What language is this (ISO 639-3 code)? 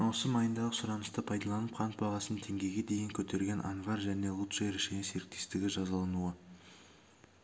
kaz